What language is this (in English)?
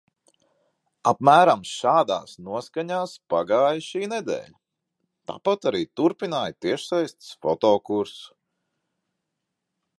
Latvian